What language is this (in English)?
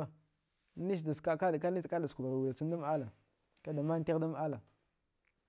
Dghwede